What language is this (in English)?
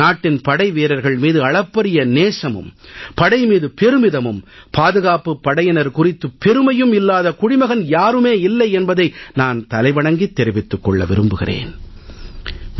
Tamil